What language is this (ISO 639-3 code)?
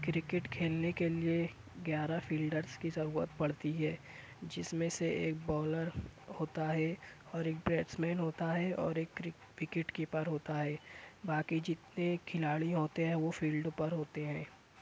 urd